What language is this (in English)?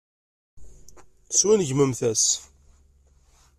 Kabyle